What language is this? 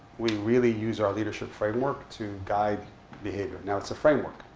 English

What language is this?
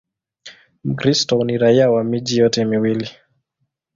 Swahili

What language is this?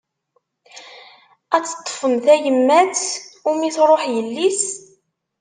Kabyle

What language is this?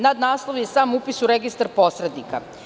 Serbian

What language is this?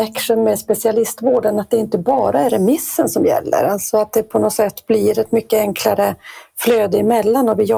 Swedish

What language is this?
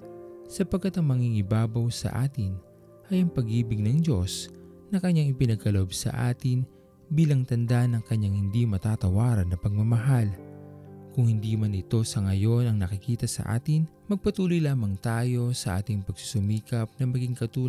Filipino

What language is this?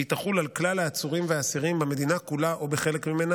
Hebrew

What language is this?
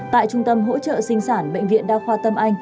Vietnamese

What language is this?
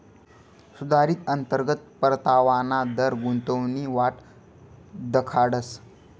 Marathi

